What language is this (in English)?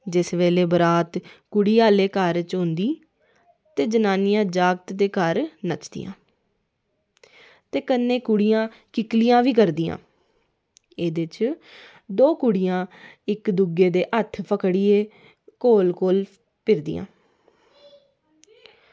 Dogri